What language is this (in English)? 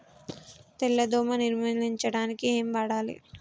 Telugu